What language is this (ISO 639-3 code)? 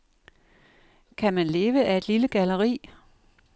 dan